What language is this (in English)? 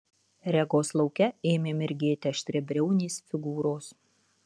Lithuanian